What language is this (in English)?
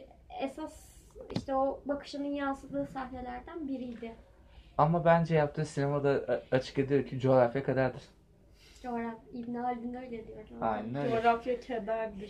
Turkish